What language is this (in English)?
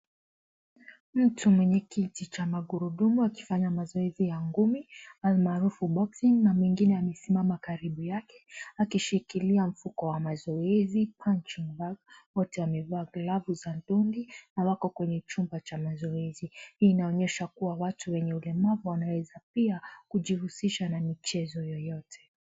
Swahili